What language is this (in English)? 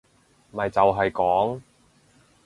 Cantonese